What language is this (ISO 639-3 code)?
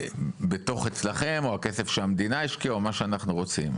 heb